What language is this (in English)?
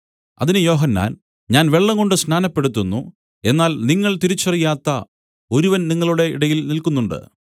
Malayalam